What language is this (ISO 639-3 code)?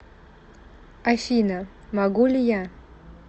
rus